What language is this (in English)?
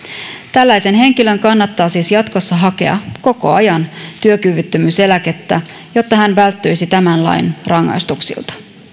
Finnish